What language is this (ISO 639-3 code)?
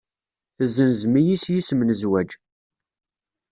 kab